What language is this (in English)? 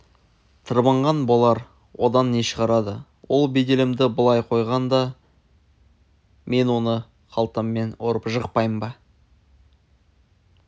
Kazakh